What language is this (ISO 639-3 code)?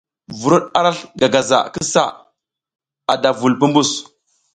giz